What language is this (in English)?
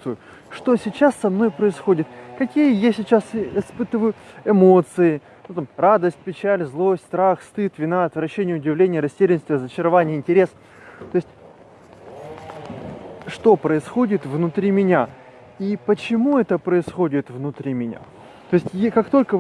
Russian